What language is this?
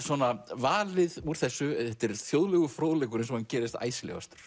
Icelandic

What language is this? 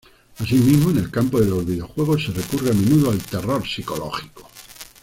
Spanish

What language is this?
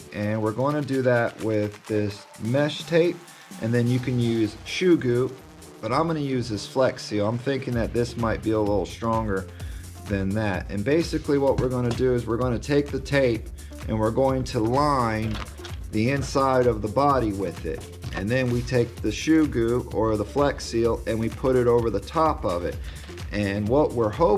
English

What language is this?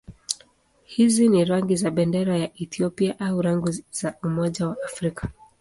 Swahili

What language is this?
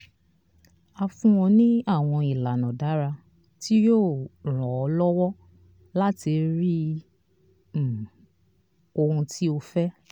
Yoruba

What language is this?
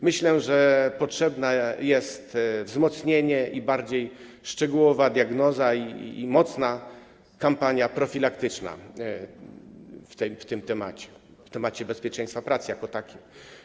Polish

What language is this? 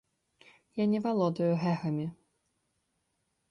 Belarusian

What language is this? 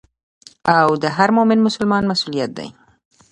Pashto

